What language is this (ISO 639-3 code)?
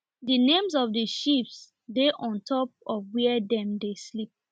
pcm